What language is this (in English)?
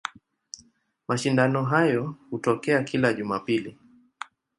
Swahili